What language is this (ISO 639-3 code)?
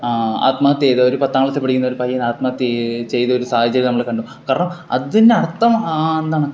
mal